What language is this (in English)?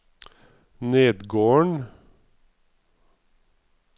Norwegian